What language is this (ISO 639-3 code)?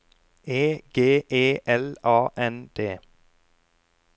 nor